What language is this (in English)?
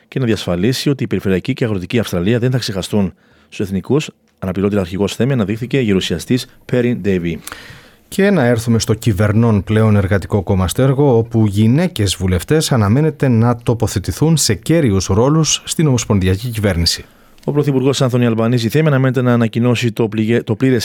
Greek